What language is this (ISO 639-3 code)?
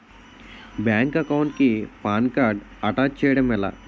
tel